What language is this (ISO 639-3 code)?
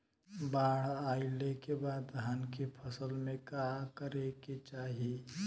bho